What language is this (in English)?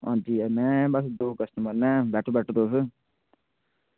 Dogri